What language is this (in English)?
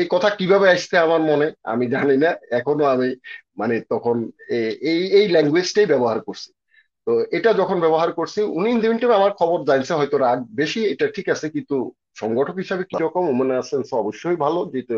Romanian